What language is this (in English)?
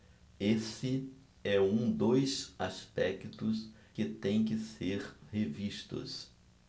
Portuguese